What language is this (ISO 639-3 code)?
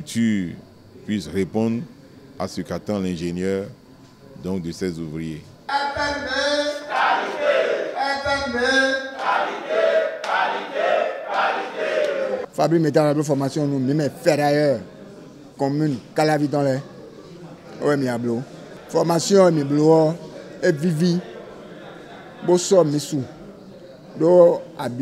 fra